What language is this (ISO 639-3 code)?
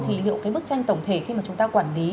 vie